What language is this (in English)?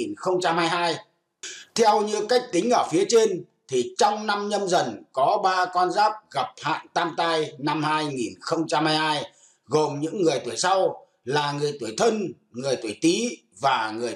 Vietnamese